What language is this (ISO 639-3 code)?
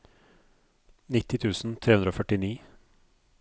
nor